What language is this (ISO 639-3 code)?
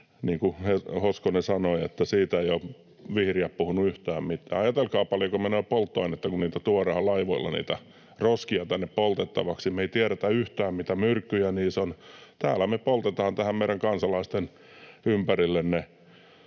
fin